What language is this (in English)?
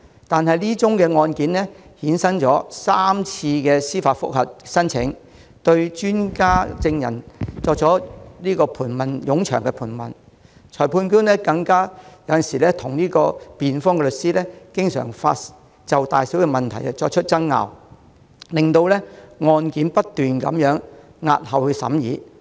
Cantonese